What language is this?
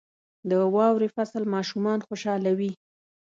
Pashto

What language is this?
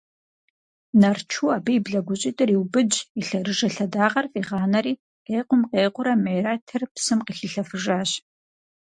Kabardian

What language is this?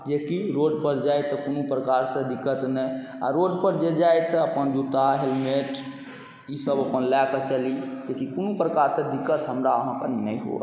Maithili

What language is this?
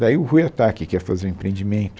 Portuguese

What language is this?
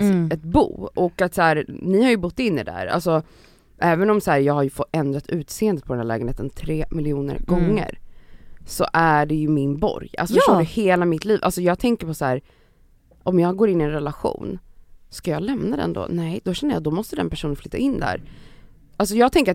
Swedish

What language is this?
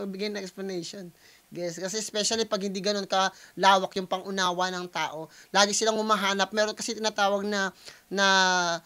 Filipino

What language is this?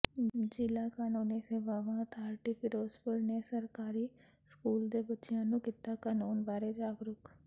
Punjabi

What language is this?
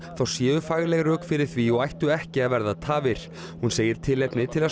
Icelandic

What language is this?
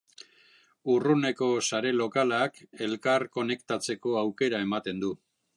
Basque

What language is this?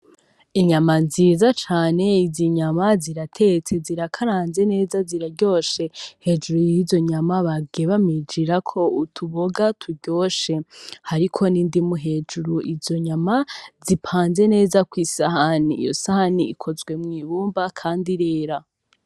Rundi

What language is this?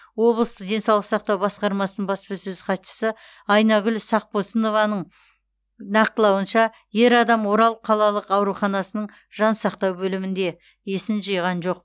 Kazakh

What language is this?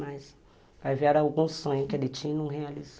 Portuguese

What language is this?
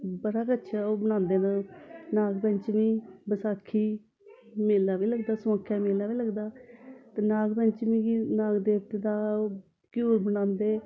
Dogri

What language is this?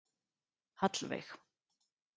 Icelandic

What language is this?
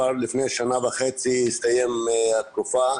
Hebrew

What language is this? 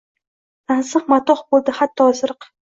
Uzbek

